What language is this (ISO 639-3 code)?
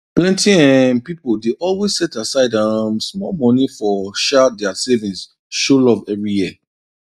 pcm